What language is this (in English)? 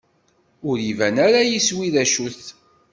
Kabyle